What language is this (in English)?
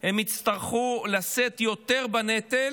Hebrew